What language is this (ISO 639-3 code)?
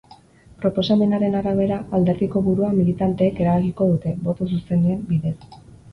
eus